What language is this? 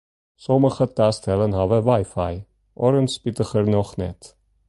Western Frisian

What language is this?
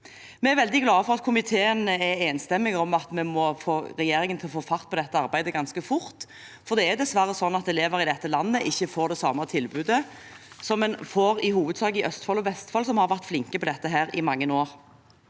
Norwegian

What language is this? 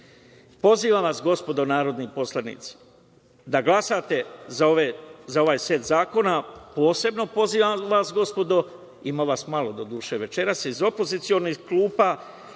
Serbian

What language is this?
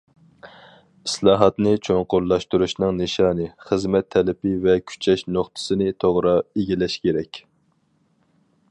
Uyghur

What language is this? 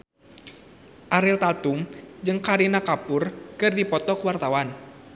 Sundanese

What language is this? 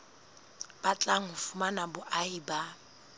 Southern Sotho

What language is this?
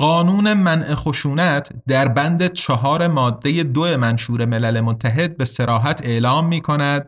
Persian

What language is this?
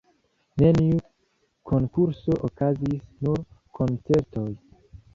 Esperanto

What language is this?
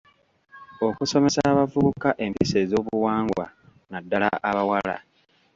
Ganda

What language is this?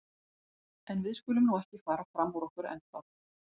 Icelandic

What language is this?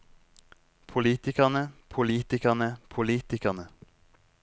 Norwegian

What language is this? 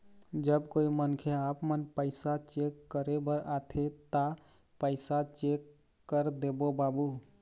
Chhattisgarhi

